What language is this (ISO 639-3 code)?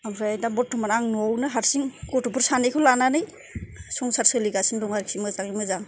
brx